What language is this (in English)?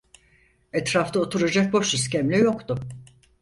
Turkish